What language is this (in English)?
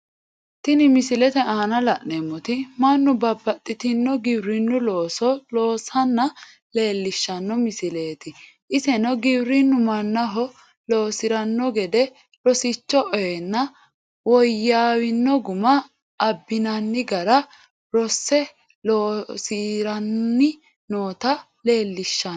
Sidamo